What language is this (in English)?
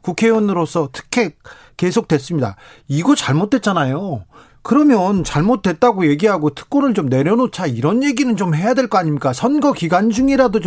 Korean